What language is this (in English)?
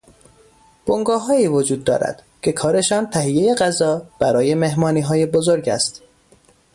Persian